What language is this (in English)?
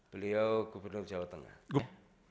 Indonesian